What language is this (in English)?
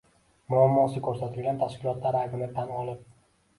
Uzbek